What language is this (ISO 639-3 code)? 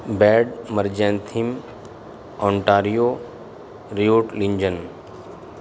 urd